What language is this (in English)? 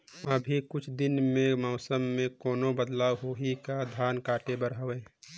Chhattisgarhi